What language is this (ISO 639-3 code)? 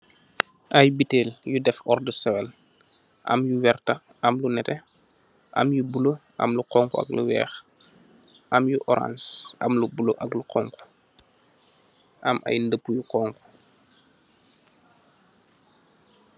wol